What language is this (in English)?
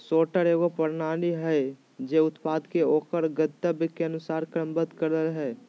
Magahi